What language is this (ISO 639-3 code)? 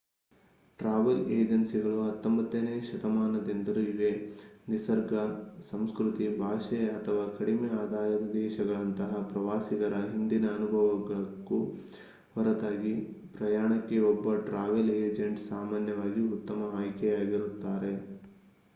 kan